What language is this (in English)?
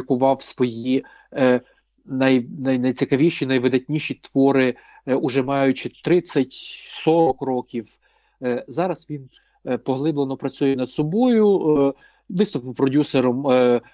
Ukrainian